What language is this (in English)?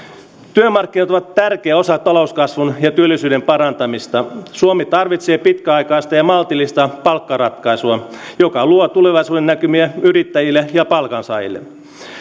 Finnish